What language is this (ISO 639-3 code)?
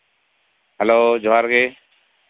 sat